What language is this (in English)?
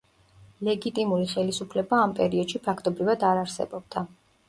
Georgian